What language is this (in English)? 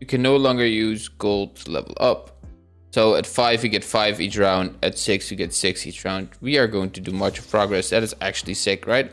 English